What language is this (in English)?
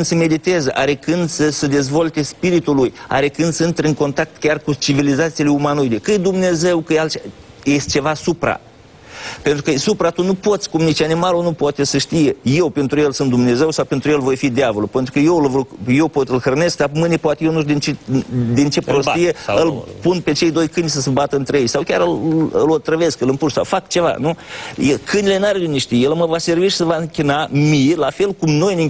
Romanian